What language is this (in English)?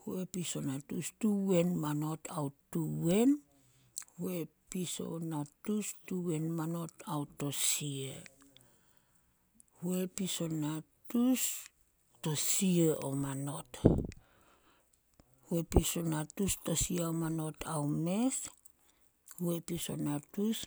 Solos